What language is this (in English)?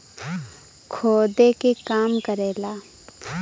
Bhojpuri